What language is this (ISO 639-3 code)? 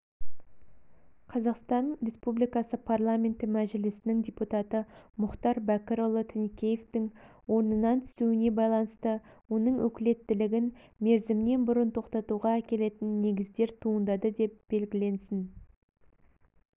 kaz